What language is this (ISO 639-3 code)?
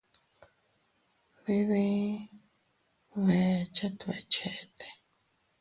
cut